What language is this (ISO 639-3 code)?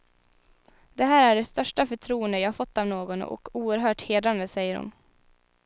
swe